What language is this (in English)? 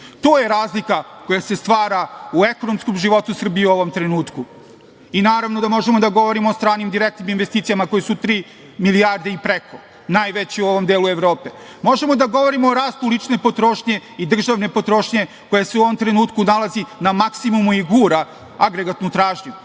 Serbian